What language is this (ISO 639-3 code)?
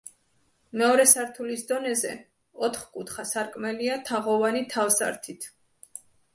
kat